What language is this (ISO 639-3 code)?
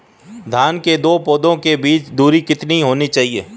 hin